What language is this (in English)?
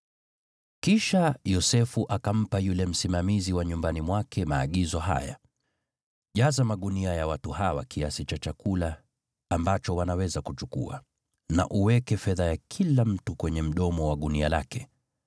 Swahili